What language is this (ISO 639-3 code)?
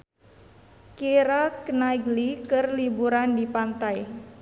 sun